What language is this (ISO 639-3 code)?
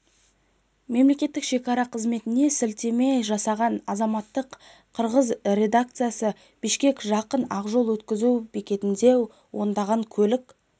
kaz